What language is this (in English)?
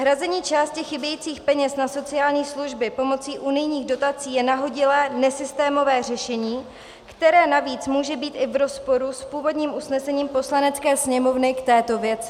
Czech